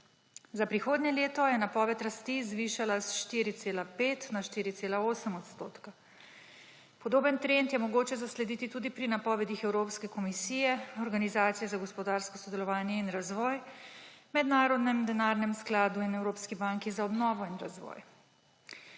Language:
Slovenian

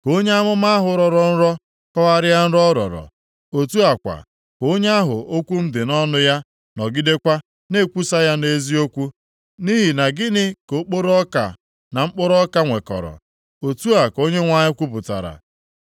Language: Igbo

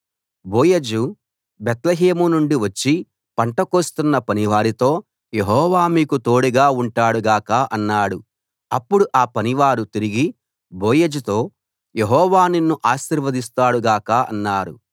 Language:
Telugu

